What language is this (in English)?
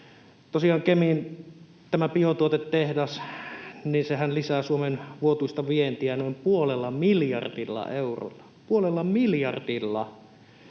Finnish